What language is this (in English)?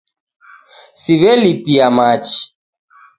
Taita